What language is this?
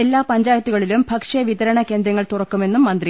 Malayalam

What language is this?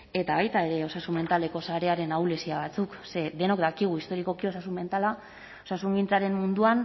Basque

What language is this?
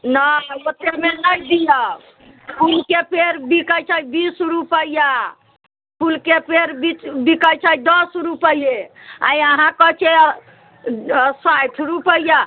Maithili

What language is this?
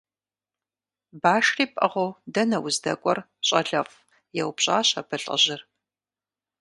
Kabardian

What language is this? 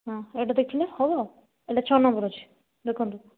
Odia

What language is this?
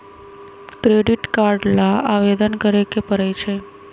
Magahi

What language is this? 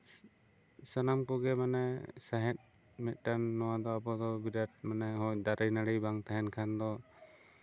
Santali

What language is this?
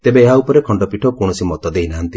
Odia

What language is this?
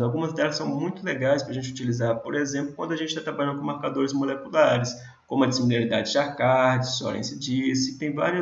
Portuguese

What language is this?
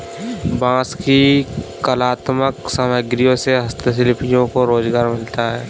Hindi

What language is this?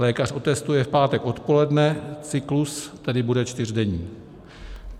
Czech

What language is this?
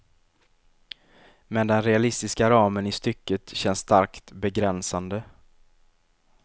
Swedish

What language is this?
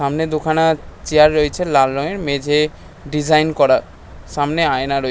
Bangla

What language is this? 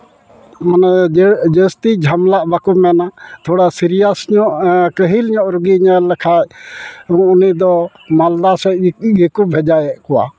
Santali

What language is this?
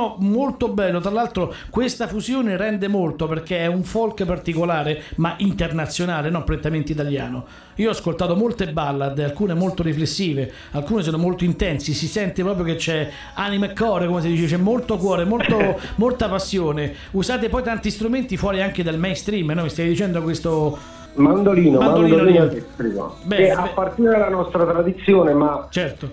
Italian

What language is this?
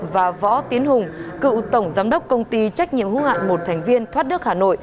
Vietnamese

